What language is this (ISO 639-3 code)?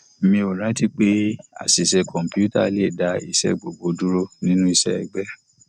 yor